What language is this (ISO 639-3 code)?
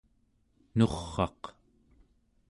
esu